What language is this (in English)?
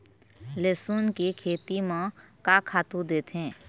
Chhattisgarhi